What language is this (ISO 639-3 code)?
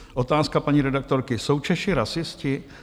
ces